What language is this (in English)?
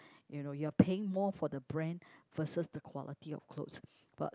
English